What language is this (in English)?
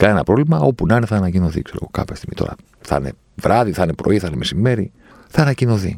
Greek